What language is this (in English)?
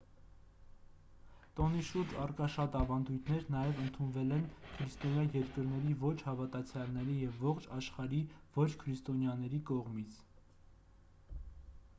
Armenian